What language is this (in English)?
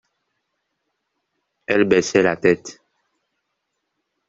French